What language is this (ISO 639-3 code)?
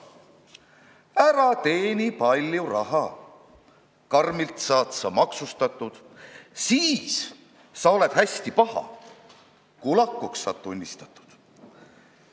est